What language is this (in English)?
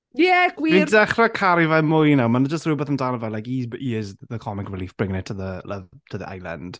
Welsh